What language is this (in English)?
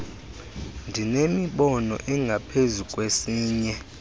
Xhosa